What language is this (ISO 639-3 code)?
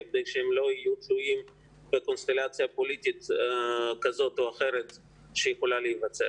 heb